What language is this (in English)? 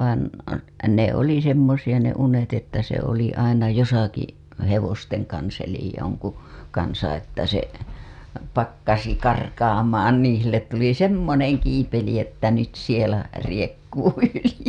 Finnish